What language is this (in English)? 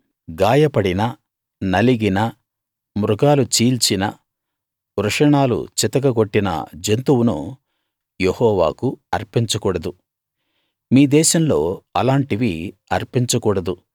Telugu